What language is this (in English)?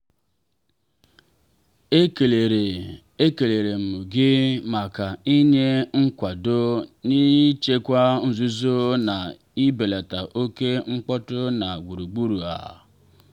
Igbo